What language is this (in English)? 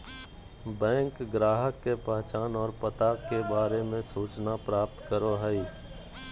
Magahi